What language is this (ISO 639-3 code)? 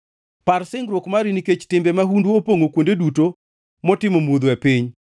luo